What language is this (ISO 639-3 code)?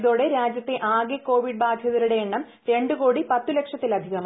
mal